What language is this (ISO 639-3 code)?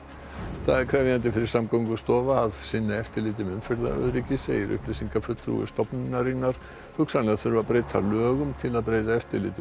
isl